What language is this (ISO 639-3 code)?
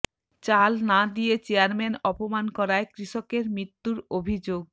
ben